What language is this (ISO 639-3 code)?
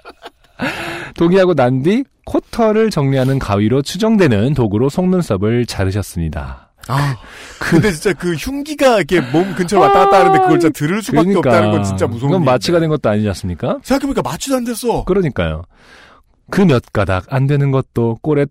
kor